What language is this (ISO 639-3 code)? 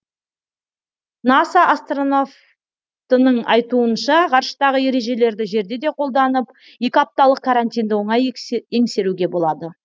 kaz